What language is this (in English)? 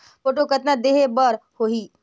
Chhattisgarhi